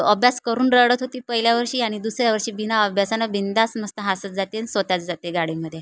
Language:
Marathi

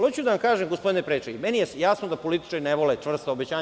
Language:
Serbian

